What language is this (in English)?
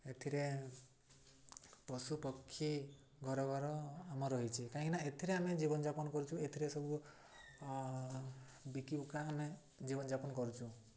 Odia